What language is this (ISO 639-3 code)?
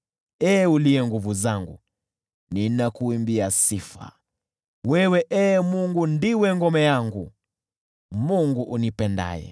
swa